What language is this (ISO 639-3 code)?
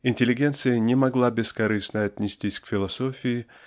rus